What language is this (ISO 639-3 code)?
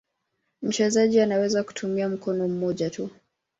swa